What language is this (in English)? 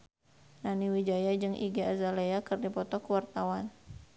Sundanese